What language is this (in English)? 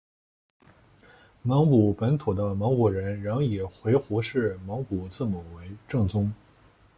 Chinese